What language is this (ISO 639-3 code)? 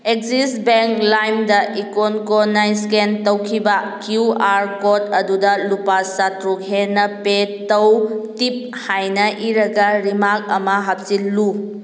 mni